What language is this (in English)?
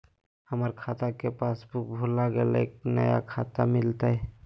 Magahi